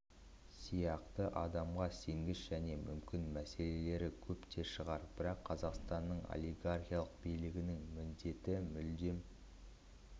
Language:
Kazakh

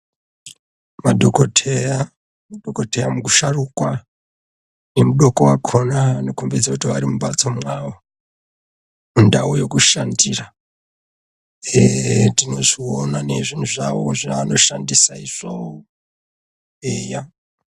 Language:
Ndau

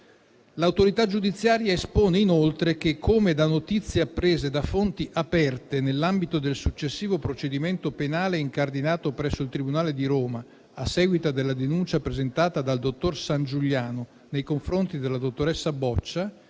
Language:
Italian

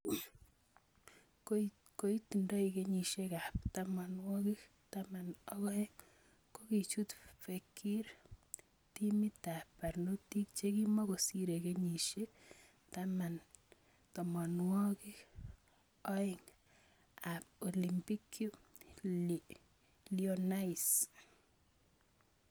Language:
Kalenjin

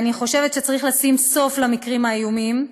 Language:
Hebrew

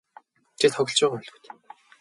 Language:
Mongolian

